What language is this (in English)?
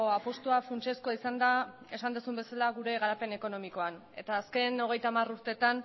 Basque